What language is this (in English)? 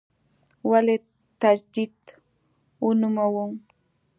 Pashto